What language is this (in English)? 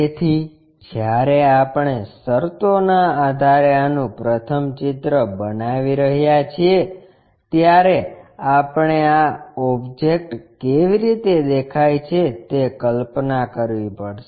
Gujarati